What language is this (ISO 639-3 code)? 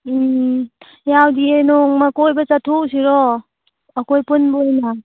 mni